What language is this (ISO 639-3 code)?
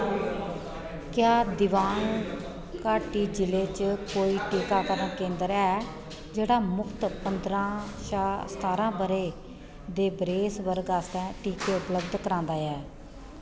doi